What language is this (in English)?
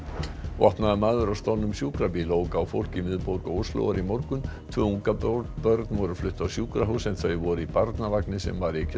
Icelandic